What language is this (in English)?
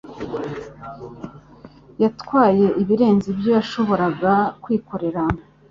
Kinyarwanda